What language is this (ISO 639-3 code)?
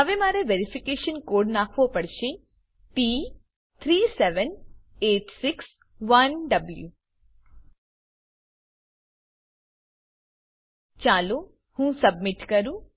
guj